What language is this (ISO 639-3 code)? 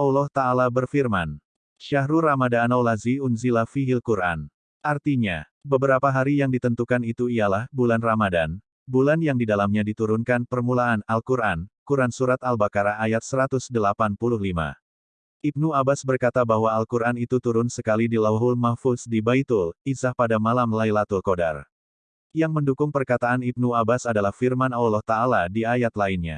ind